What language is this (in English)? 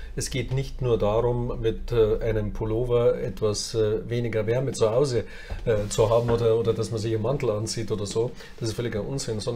German